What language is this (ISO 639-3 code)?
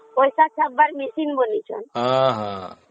ori